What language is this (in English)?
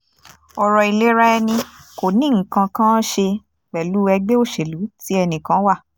Yoruba